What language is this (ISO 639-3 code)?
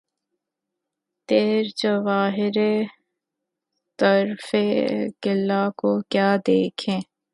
urd